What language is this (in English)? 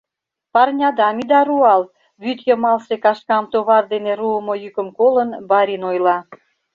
Mari